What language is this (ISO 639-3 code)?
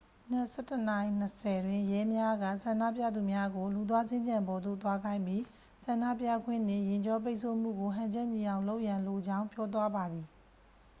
mya